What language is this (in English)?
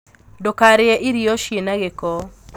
Kikuyu